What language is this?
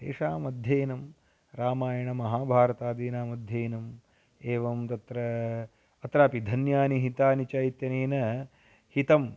Sanskrit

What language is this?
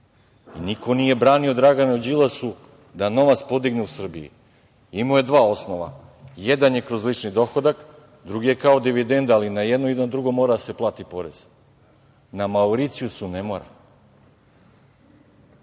Serbian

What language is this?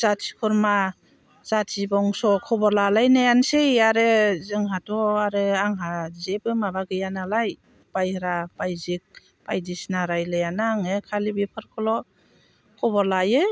Bodo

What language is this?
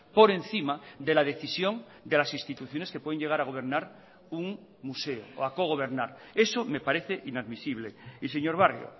Spanish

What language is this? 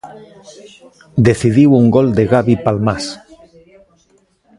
Galician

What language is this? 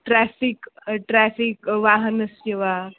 Sanskrit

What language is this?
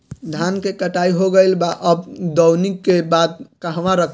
Bhojpuri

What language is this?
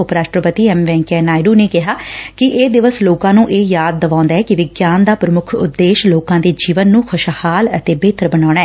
Punjabi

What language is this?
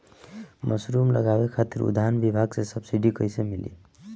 Bhojpuri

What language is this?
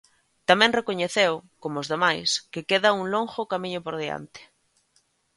Galician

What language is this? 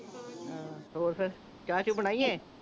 Punjabi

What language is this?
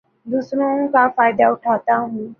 Urdu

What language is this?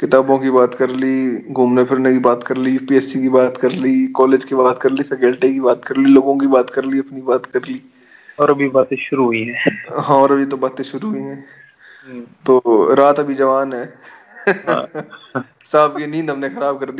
Hindi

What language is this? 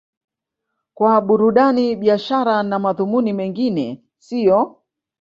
Swahili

